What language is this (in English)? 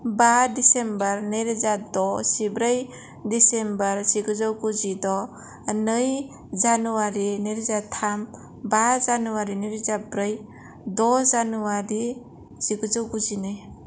Bodo